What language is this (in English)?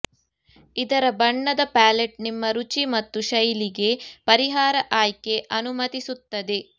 Kannada